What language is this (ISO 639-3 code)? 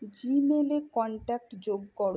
ben